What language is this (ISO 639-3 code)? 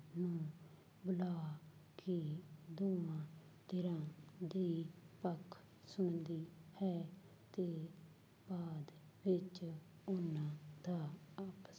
pan